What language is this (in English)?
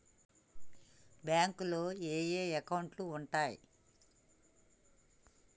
Telugu